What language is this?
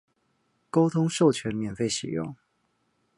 Chinese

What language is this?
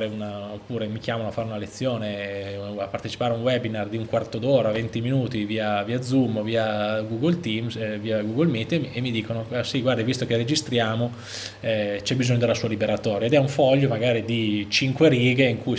Italian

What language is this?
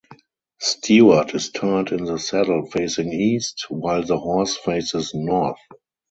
English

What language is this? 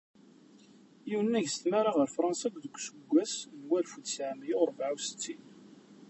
Kabyle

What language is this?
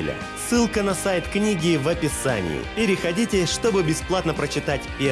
Russian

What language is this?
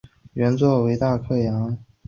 Chinese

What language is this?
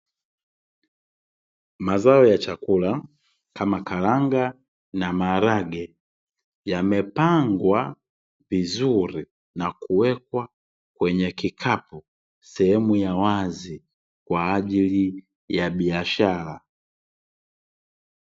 Swahili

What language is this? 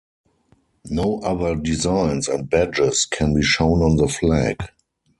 English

